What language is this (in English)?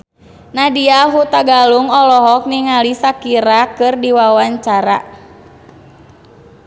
Sundanese